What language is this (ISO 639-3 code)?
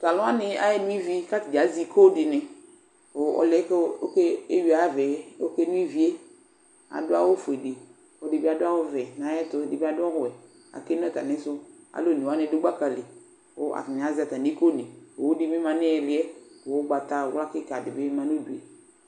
kpo